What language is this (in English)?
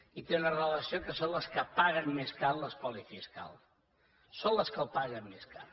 Catalan